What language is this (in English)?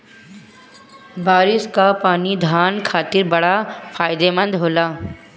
Bhojpuri